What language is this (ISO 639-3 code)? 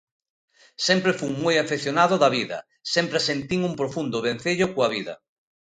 glg